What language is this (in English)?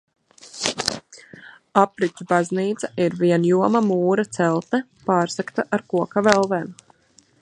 Latvian